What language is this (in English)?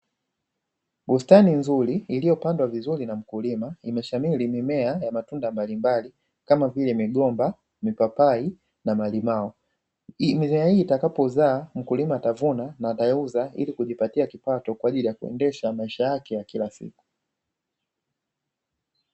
Swahili